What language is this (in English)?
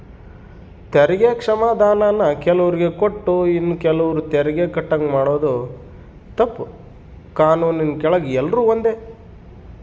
Kannada